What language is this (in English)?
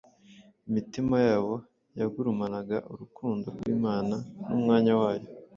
Kinyarwanda